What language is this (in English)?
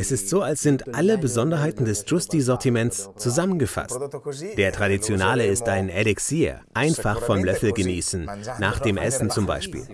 German